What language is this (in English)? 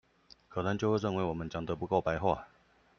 Chinese